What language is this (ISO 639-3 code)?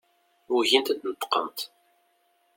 kab